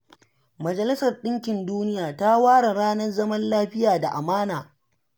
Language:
Hausa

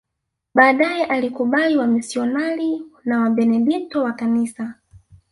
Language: Swahili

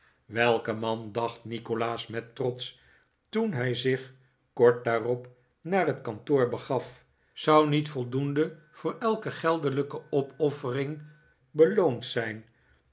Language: Dutch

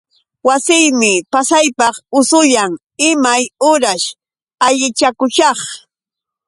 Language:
Yauyos Quechua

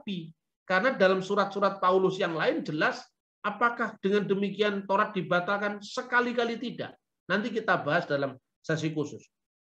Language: Indonesian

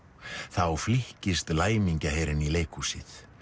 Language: Icelandic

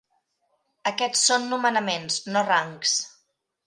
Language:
Catalan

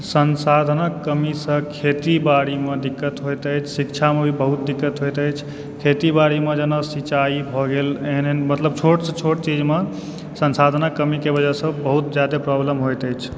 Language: Maithili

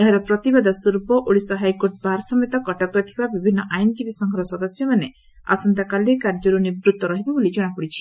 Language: Odia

